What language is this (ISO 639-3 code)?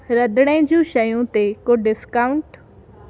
snd